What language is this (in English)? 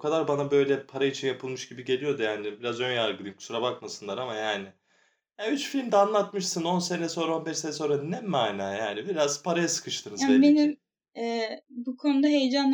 Turkish